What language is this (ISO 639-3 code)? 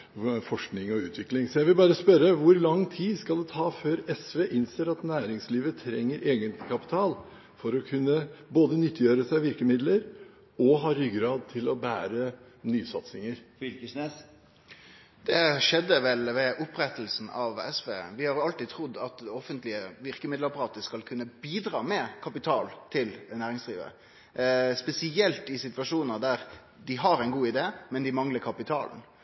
nor